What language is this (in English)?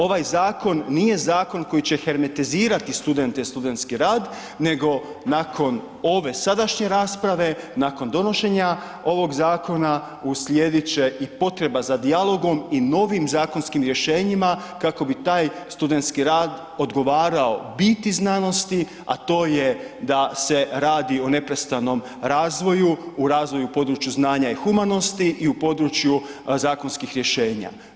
Croatian